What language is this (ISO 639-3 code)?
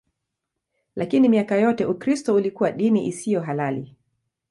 swa